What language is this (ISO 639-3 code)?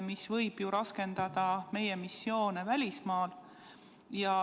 est